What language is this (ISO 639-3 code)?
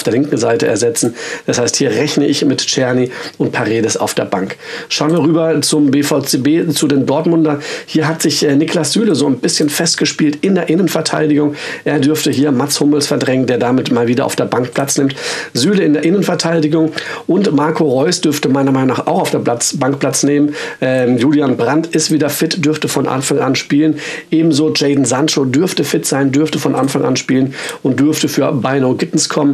deu